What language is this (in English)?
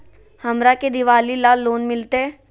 Magahi